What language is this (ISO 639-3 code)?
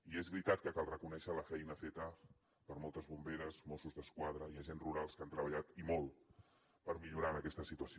cat